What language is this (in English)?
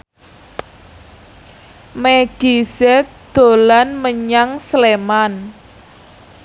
Javanese